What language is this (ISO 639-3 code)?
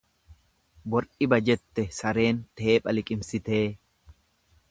orm